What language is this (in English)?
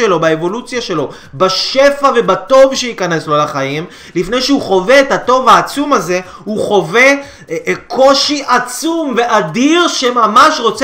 Hebrew